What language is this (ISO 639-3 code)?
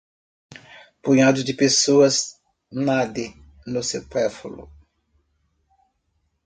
por